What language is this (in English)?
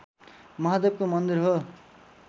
Nepali